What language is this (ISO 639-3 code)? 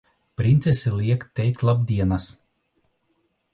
lav